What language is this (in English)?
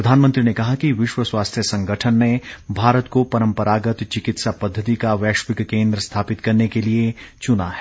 Hindi